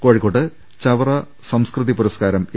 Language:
Malayalam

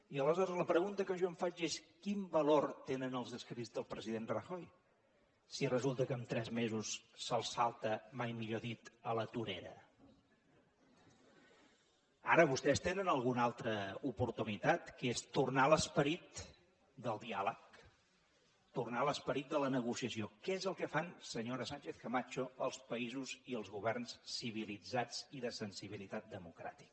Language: Catalan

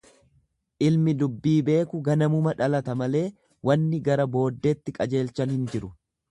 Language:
Oromo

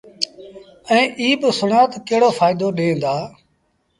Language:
Sindhi Bhil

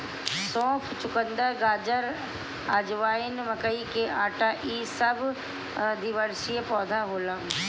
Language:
Bhojpuri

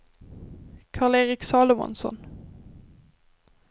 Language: Swedish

